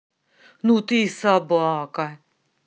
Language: Russian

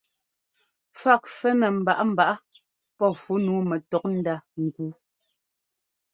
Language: Ngomba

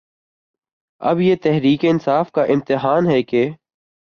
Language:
Urdu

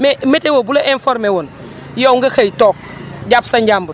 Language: Wolof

